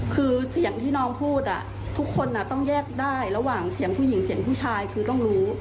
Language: Thai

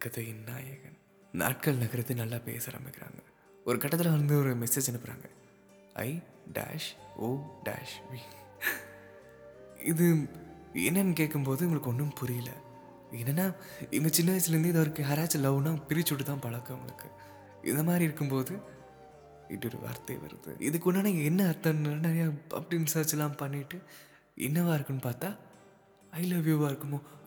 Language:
Tamil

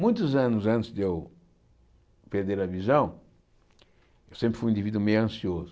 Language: Portuguese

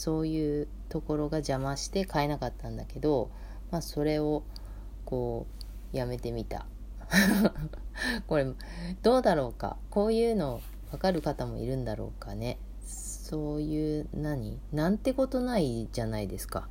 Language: Japanese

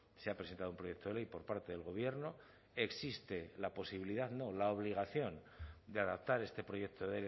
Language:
Spanish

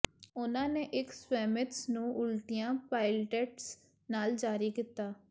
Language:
Punjabi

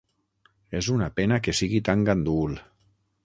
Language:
Catalan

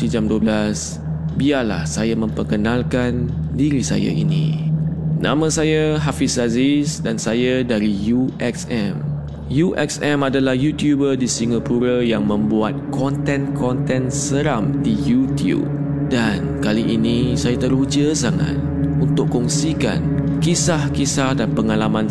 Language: Malay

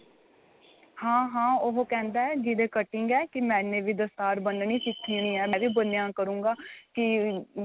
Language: Punjabi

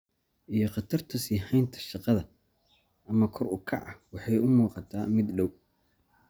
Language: Somali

